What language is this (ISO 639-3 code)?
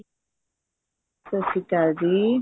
pan